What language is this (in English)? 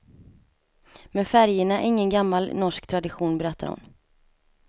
Swedish